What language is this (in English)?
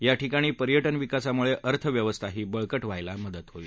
Marathi